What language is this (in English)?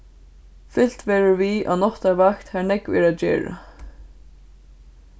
Faroese